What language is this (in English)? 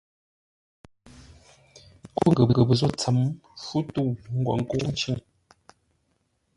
Ngombale